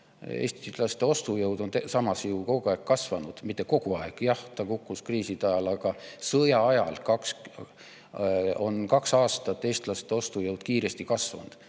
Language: Estonian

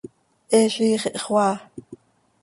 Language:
Seri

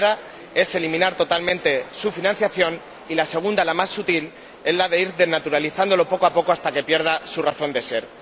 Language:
Spanish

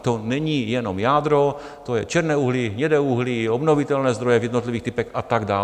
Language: Czech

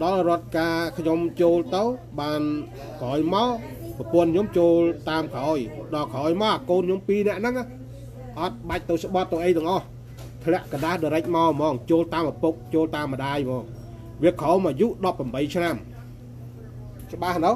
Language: Thai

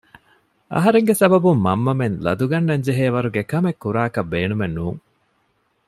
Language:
Divehi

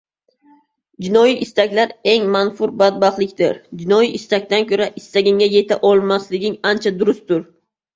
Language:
Uzbek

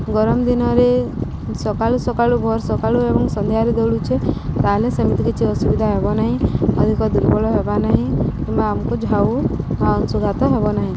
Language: Odia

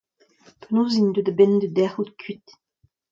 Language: Breton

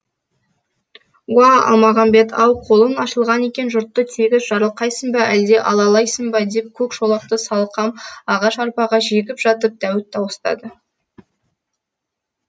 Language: Kazakh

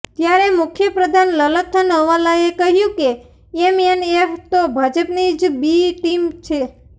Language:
Gujarati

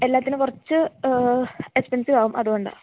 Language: Malayalam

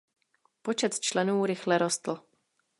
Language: Czech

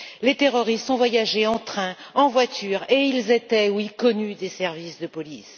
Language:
French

